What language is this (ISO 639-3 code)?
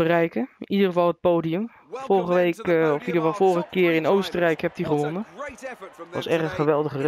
nld